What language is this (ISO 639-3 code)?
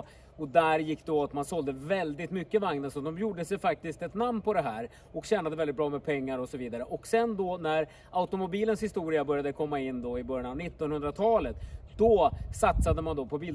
swe